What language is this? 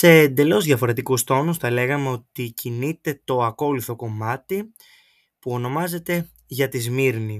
Greek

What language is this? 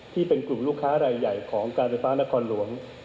Thai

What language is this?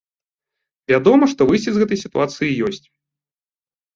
Belarusian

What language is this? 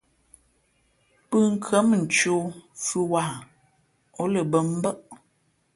Fe'fe'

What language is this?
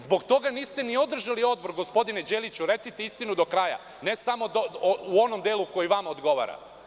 Serbian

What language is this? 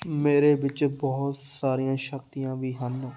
Punjabi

